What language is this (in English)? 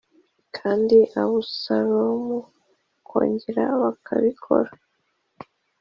Kinyarwanda